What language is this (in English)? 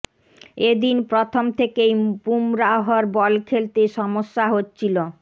Bangla